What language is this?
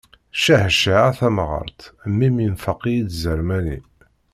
Kabyle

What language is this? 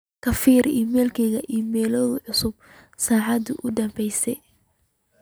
Somali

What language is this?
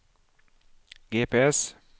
Norwegian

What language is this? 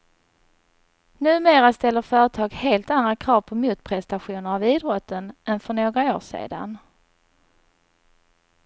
Swedish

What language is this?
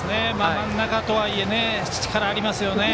Japanese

